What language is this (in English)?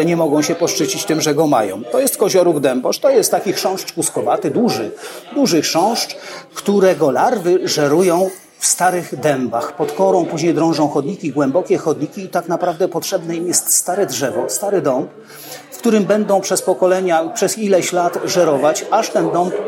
Polish